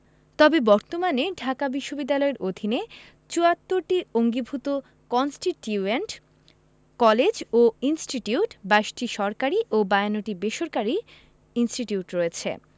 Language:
Bangla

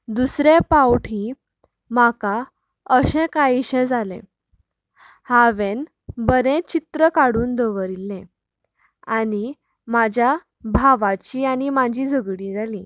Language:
Konkani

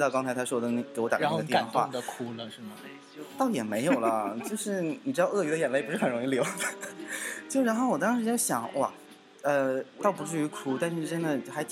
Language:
Chinese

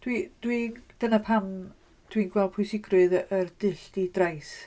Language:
Welsh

